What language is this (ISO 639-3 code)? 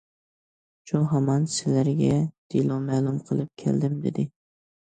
uig